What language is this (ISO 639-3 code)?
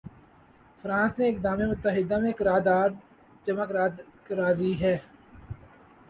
urd